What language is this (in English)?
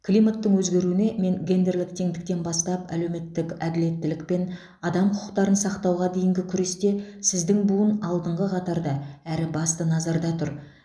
Kazakh